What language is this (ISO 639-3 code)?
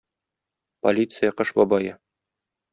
tat